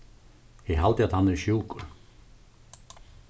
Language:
Faroese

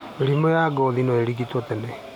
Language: Kikuyu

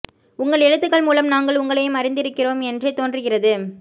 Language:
Tamil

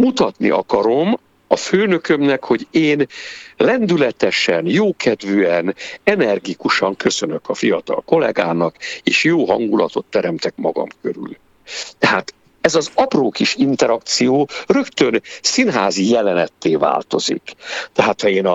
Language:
Hungarian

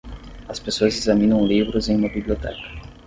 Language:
Portuguese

